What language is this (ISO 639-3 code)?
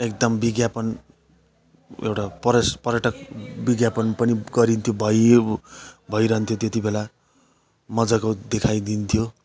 nep